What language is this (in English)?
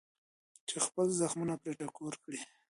Pashto